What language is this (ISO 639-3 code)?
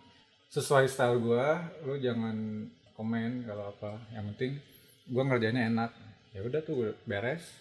ind